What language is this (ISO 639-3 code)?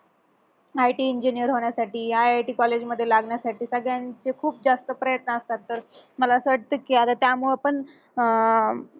mar